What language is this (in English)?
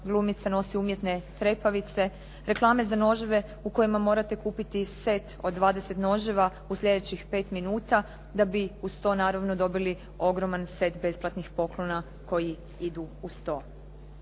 Croatian